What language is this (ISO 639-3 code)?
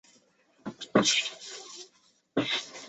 zho